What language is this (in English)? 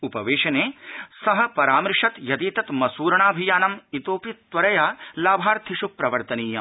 Sanskrit